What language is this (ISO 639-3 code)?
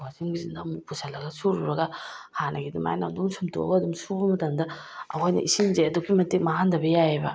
mni